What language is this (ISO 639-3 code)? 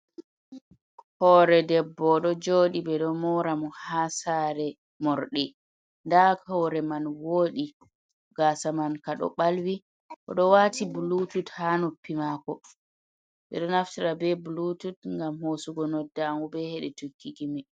ful